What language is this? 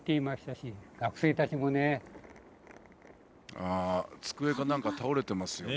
Japanese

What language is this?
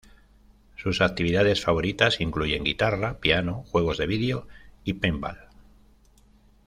Spanish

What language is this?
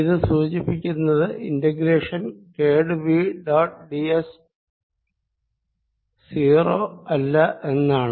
Malayalam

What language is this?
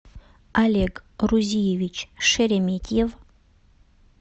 Russian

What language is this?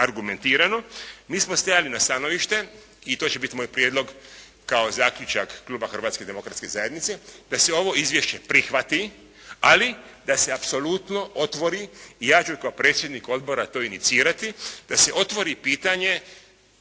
Croatian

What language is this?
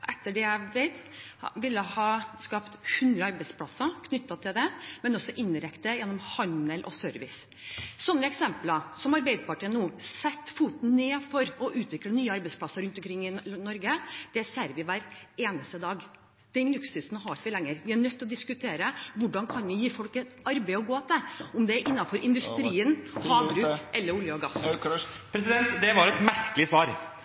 Norwegian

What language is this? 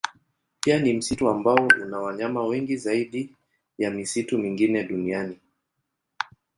Swahili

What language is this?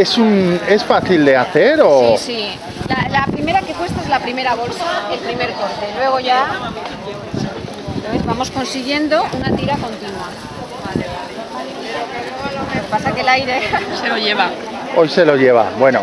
Spanish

